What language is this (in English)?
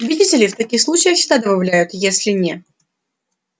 Russian